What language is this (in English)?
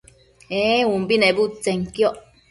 Matsés